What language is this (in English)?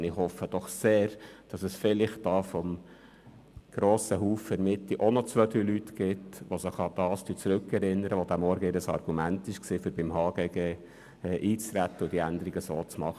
Swiss German